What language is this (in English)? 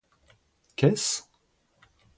French